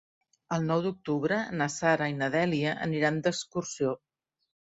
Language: Catalan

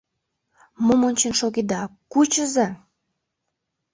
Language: Mari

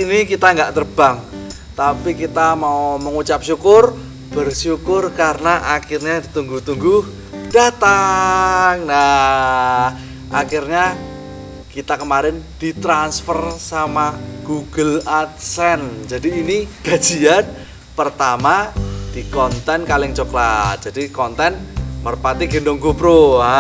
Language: Indonesian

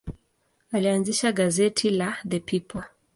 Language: Swahili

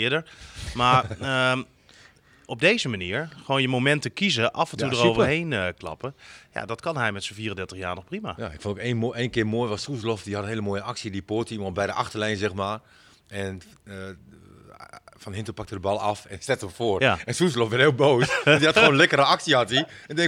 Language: Dutch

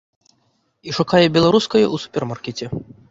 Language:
Belarusian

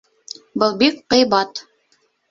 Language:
Bashkir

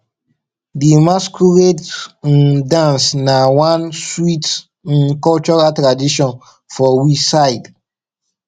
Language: Nigerian Pidgin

